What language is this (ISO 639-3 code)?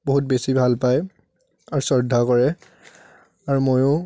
asm